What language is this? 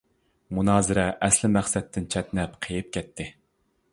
Uyghur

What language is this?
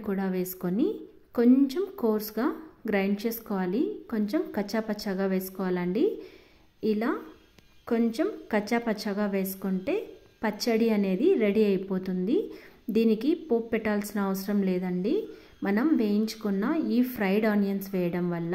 Telugu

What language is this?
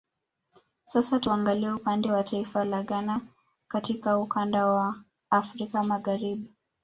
Swahili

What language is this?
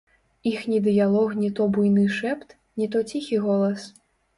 Belarusian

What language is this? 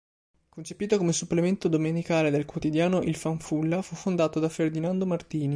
Italian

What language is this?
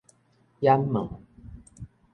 Min Nan Chinese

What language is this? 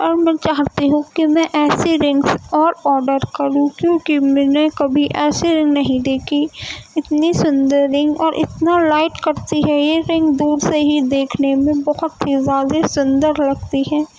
Urdu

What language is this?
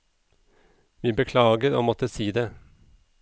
Norwegian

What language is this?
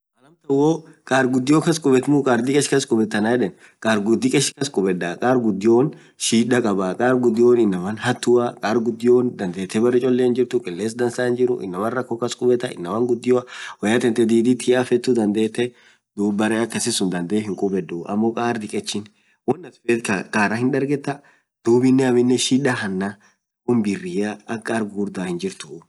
Orma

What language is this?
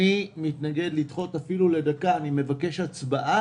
Hebrew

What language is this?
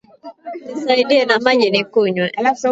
Swahili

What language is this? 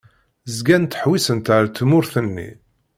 Kabyle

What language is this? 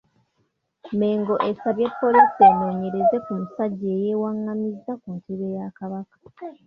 Ganda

